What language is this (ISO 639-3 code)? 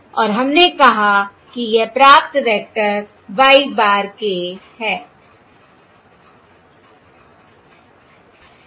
hin